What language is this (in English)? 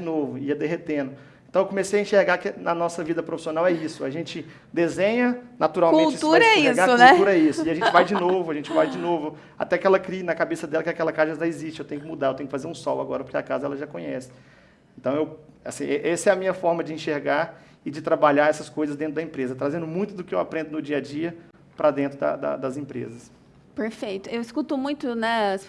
Portuguese